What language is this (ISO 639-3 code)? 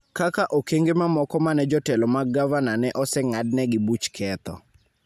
luo